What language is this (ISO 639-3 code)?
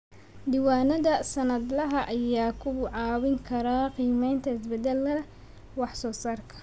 som